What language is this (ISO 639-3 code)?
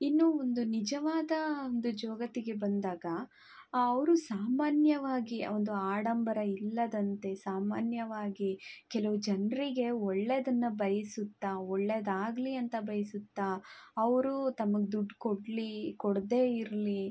kan